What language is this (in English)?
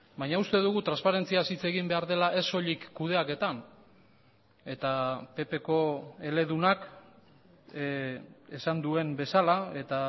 Basque